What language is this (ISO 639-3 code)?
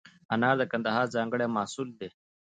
pus